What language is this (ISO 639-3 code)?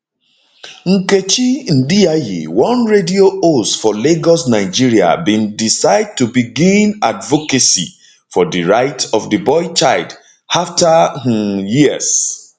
pcm